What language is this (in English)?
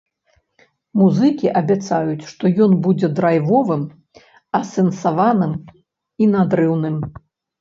Belarusian